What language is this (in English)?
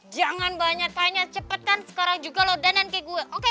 Indonesian